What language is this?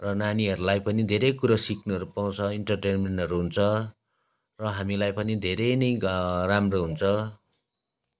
Nepali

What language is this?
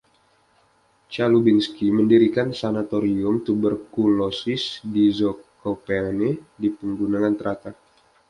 Indonesian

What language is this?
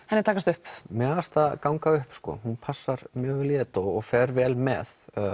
Icelandic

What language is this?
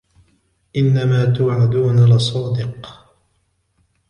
Arabic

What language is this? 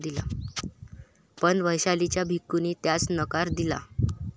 Marathi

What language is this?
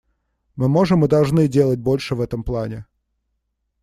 Russian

